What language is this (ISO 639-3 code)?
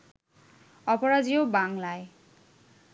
ben